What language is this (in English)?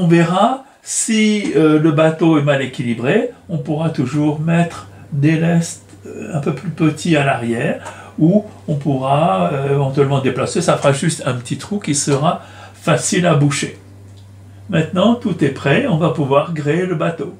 French